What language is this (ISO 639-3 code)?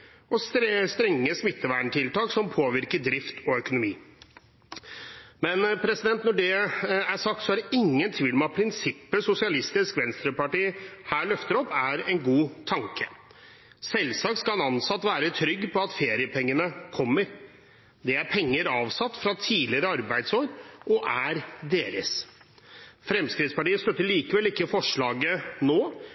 nob